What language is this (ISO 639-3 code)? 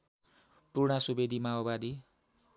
nep